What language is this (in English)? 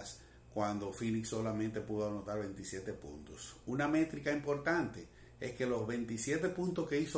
Spanish